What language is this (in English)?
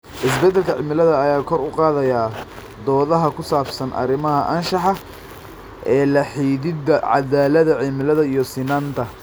Somali